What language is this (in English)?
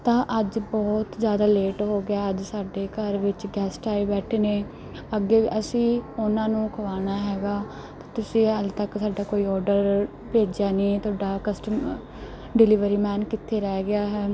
Punjabi